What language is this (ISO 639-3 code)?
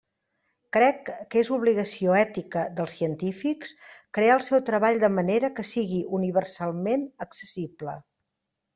cat